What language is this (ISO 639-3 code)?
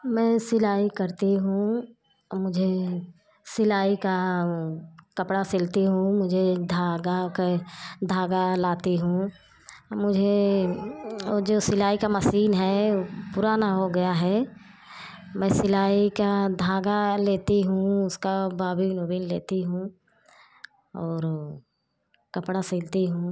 hin